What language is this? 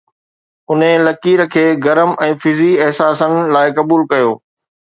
Sindhi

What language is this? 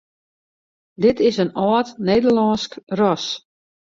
Western Frisian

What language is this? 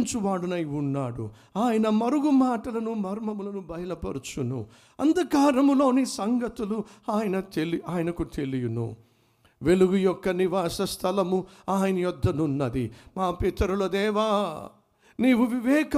Telugu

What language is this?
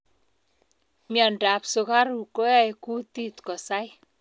Kalenjin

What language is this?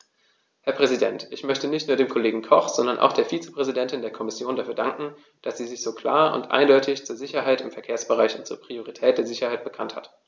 German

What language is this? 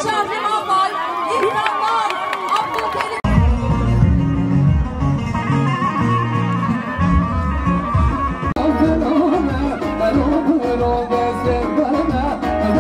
Arabic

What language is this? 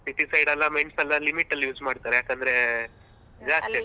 Kannada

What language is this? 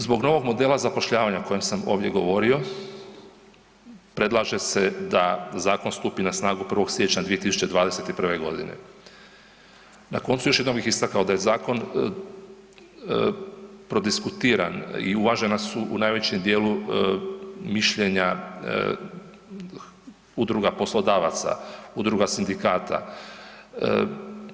Croatian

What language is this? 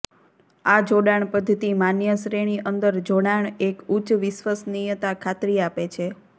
Gujarati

